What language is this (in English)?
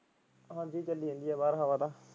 Punjabi